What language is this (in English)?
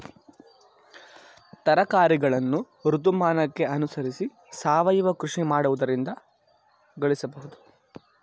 Kannada